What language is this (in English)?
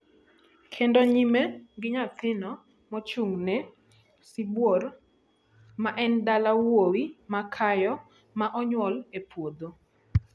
Luo (Kenya and Tanzania)